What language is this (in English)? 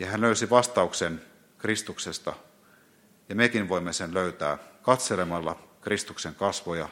Finnish